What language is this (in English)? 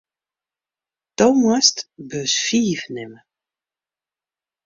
Western Frisian